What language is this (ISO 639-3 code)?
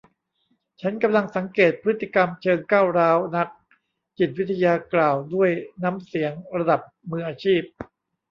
tha